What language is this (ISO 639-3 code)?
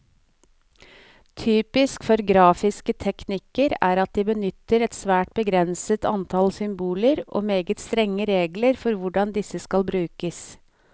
nor